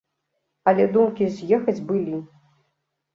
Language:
Belarusian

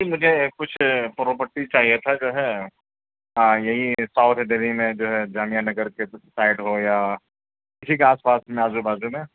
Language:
Urdu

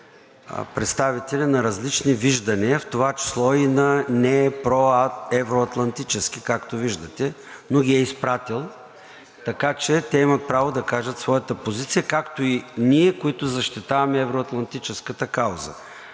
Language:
Bulgarian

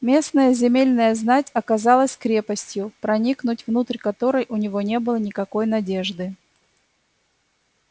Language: Russian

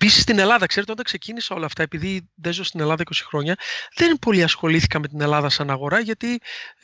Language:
Greek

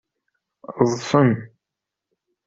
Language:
Kabyle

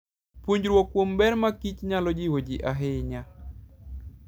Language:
Luo (Kenya and Tanzania)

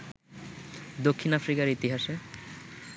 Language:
Bangla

